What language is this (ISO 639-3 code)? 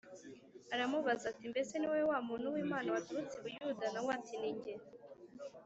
kin